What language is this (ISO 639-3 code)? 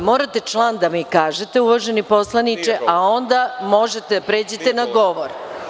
srp